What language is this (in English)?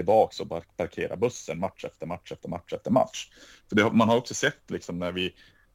Swedish